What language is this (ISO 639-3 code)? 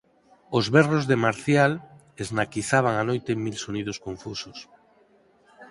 glg